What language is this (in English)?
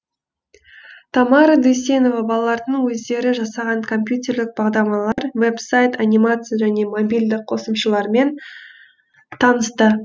Kazakh